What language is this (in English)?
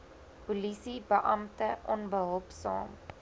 Afrikaans